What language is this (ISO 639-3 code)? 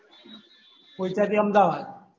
guj